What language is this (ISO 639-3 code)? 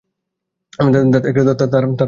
ben